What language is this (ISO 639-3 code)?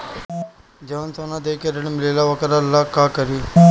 bho